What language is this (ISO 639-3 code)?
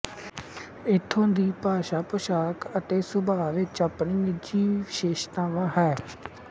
pan